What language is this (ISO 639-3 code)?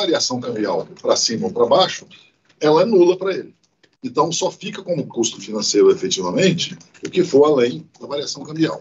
por